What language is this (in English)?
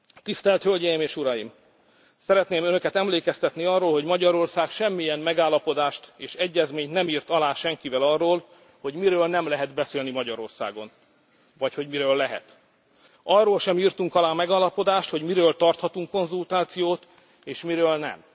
Hungarian